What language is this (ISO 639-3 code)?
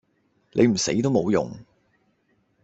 yue